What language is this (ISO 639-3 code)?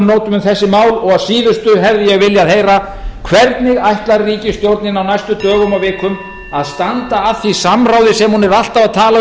isl